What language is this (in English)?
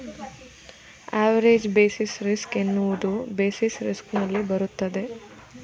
Kannada